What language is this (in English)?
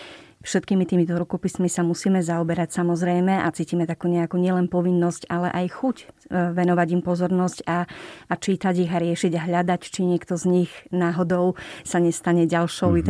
Slovak